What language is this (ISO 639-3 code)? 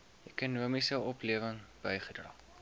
afr